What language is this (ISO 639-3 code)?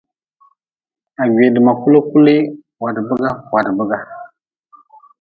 nmz